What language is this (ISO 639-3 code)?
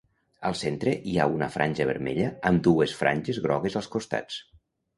cat